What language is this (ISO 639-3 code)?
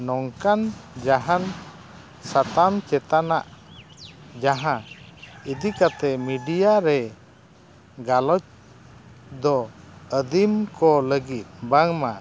sat